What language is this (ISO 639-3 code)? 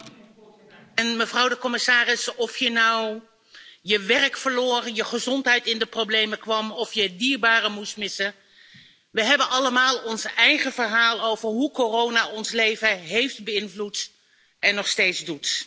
nld